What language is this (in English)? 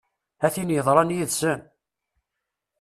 Kabyle